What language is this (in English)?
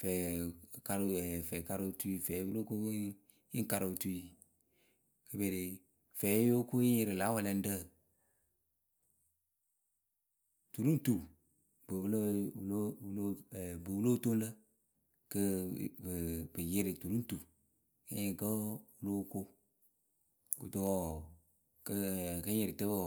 Akebu